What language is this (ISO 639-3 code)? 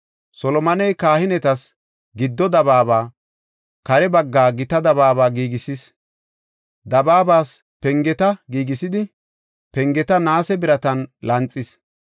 gof